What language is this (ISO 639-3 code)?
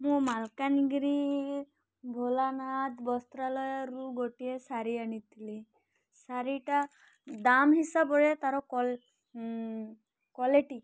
ori